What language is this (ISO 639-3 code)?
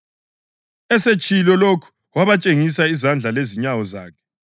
nde